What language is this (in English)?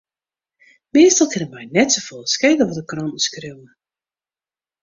Western Frisian